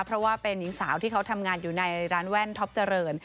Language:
Thai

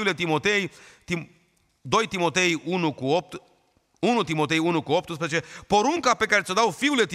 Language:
Romanian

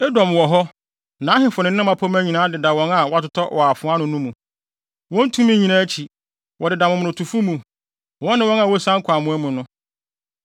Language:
Akan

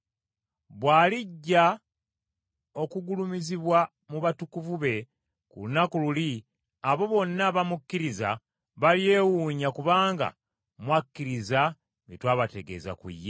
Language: Ganda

